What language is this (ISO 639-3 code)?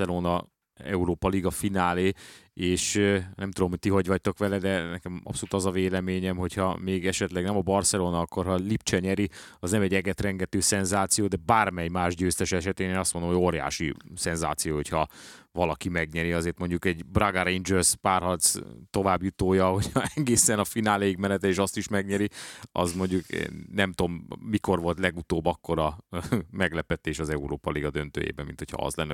hun